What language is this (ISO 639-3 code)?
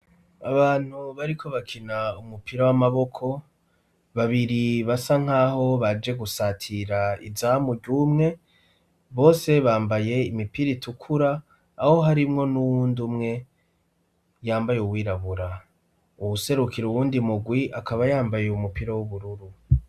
run